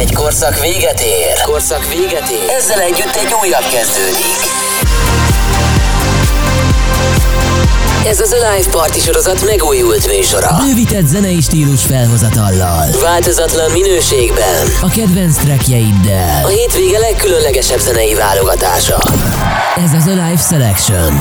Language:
Hungarian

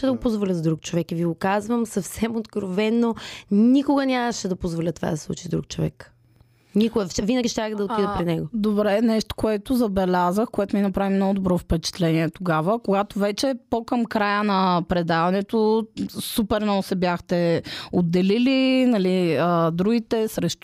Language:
Bulgarian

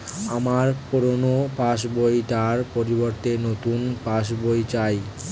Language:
Bangla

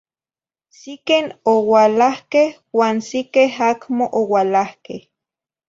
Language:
Zacatlán-Ahuacatlán-Tepetzintla Nahuatl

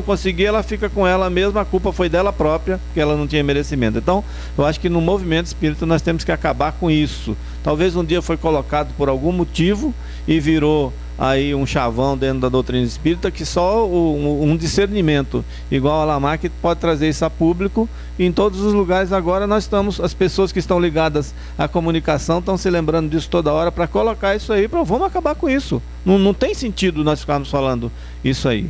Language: Portuguese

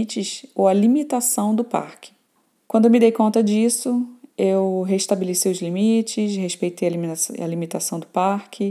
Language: Portuguese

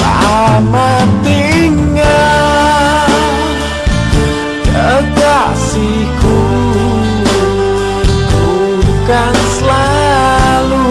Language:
Indonesian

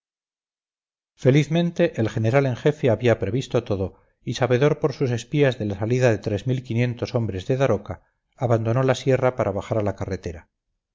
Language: Spanish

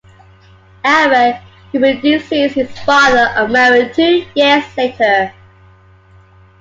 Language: English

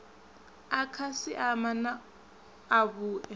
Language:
Venda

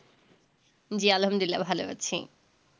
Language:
Bangla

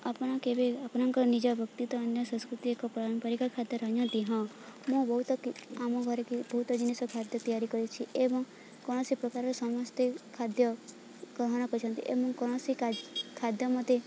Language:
Odia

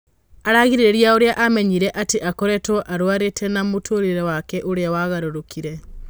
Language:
Kikuyu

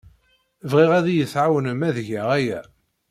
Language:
Kabyle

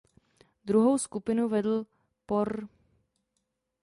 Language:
Czech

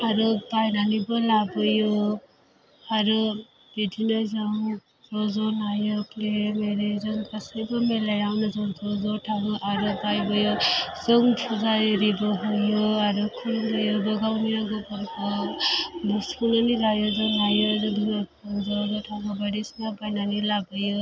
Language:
Bodo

